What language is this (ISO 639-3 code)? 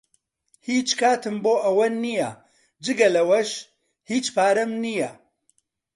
ckb